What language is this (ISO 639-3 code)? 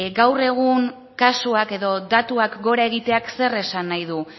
eus